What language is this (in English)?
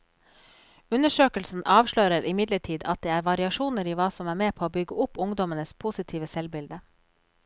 Norwegian